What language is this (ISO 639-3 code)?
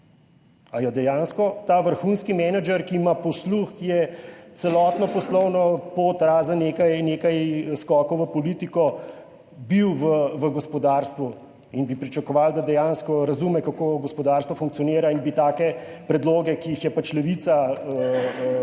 slv